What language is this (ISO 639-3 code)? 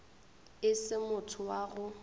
nso